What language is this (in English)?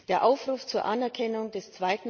German